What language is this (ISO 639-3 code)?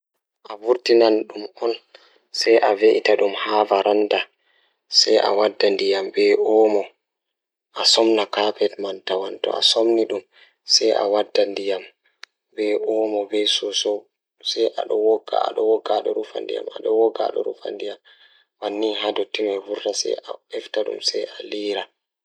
ful